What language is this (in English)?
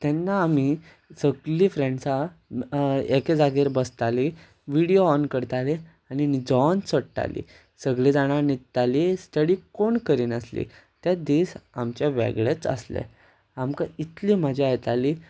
Konkani